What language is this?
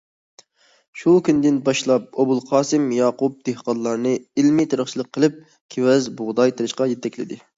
Uyghur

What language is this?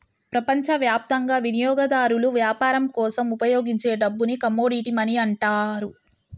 Telugu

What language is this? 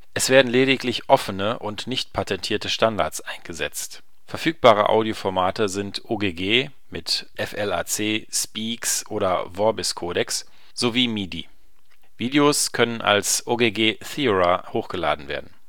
German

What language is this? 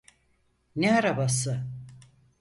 Turkish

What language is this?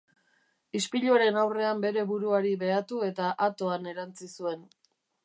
Basque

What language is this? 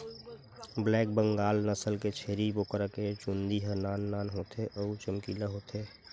Chhattisgarhi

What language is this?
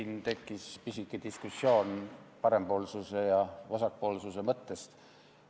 Estonian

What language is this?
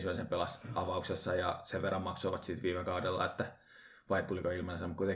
Finnish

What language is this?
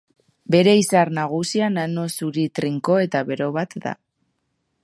Basque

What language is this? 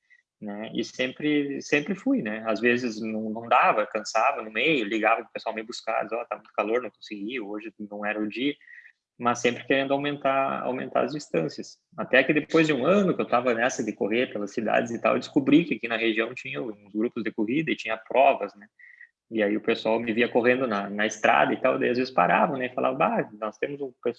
Portuguese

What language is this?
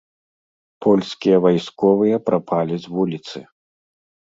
Belarusian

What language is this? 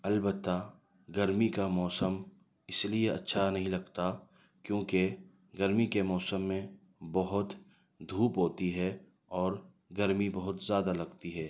Urdu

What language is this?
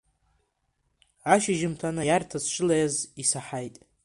Abkhazian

